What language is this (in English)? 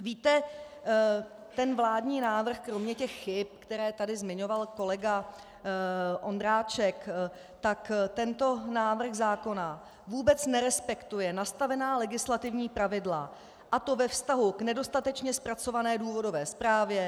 Czech